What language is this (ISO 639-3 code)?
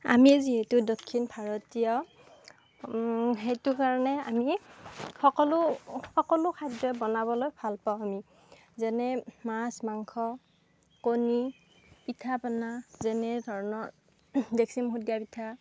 asm